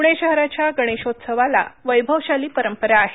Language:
Marathi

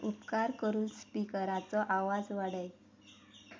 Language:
Konkani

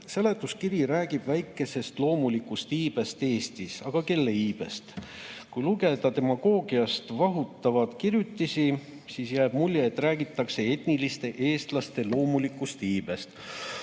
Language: Estonian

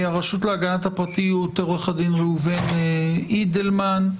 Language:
Hebrew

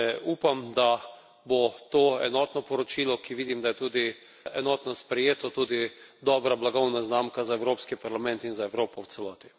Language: Slovenian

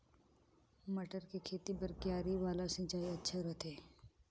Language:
Chhattisgarhi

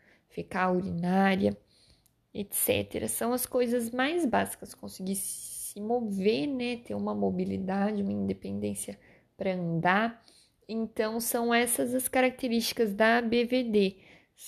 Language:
Portuguese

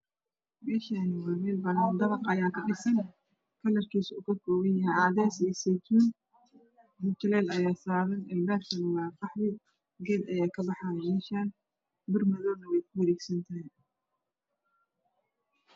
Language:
Somali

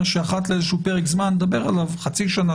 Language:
Hebrew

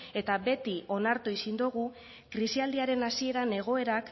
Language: Basque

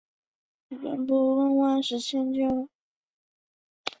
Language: Chinese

